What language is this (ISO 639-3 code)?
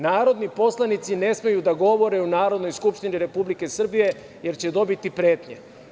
srp